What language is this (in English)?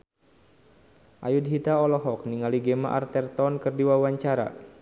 Sundanese